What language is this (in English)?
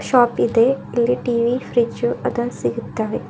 Kannada